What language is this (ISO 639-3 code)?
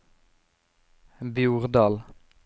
nor